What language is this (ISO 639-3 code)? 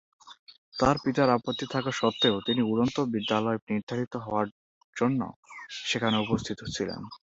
ben